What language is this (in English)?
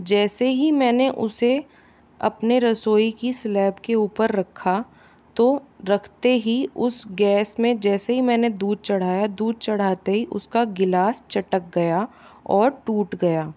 Hindi